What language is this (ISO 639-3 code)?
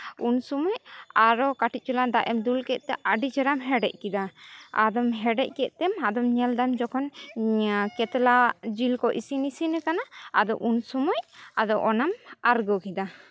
sat